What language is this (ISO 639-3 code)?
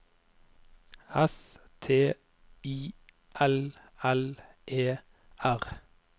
nor